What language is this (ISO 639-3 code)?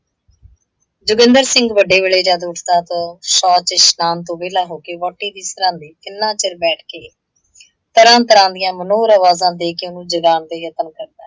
pan